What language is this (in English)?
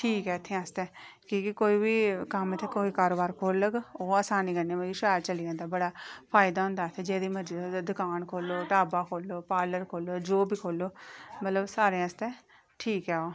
Dogri